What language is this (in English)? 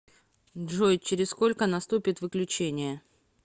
Russian